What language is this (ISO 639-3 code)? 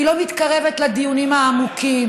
heb